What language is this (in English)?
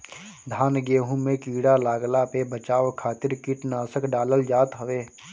Bhojpuri